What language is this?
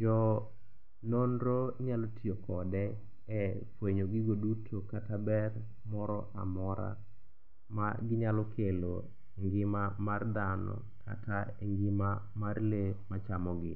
Luo (Kenya and Tanzania)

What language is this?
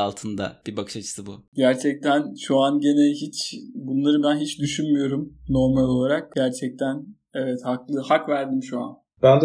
Turkish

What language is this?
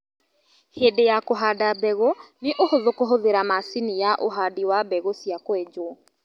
Kikuyu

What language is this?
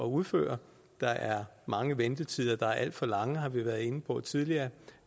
Danish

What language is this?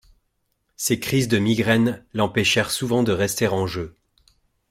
French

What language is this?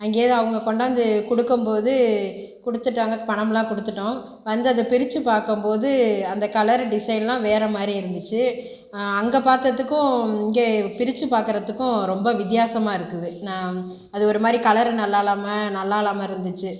Tamil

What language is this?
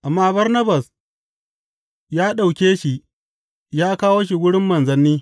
Hausa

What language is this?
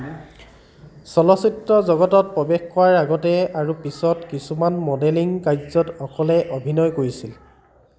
Assamese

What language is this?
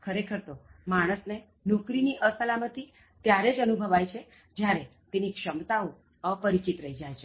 Gujarati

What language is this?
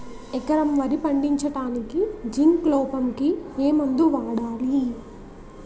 Telugu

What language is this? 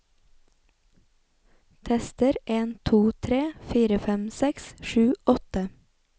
Norwegian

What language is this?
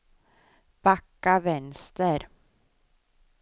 Swedish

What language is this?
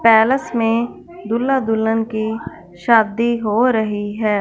Hindi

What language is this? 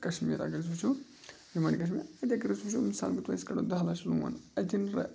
Kashmiri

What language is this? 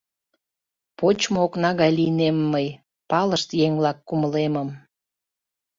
Mari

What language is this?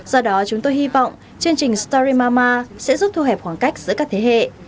Vietnamese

